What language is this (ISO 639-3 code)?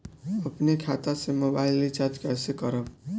bho